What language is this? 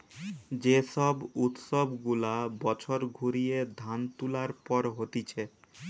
Bangla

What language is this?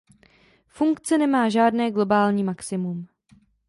Czech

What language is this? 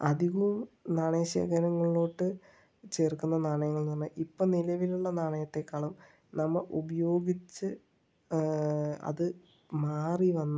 Malayalam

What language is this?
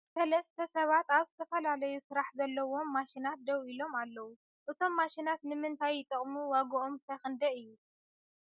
Tigrinya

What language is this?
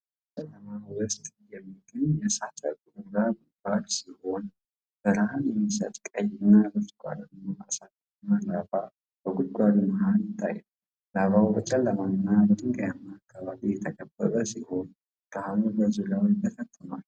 Amharic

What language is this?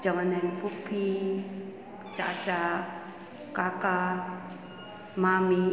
Sindhi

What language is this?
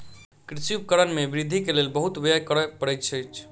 Maithili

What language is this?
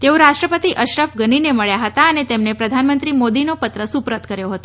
Gujarati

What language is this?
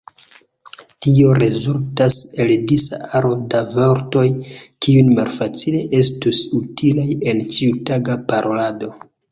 Esperanto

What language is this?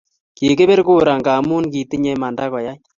Kalenjin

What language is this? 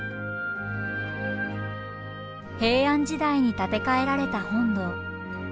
Japanese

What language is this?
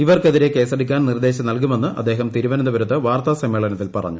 Malayalam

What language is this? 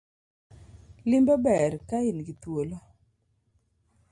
Luo (Kenya and Tanzania)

